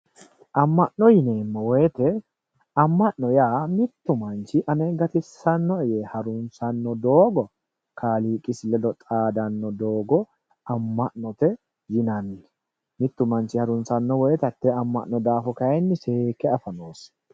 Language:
Sidamo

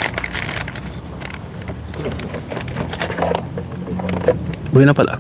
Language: Malay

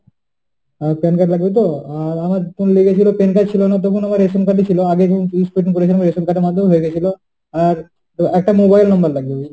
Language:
Bangla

